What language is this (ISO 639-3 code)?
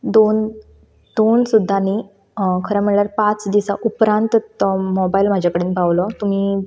kok